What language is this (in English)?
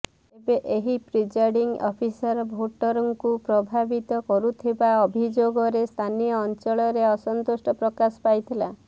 Odia